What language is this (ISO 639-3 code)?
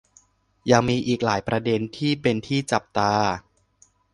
tha